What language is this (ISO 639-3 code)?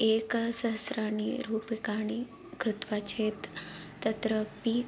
san